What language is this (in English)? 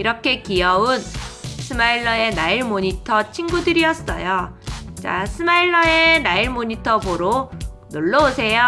Korean